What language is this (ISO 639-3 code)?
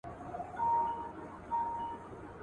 pus